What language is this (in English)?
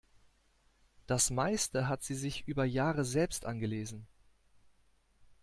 German